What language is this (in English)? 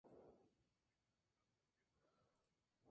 Spanish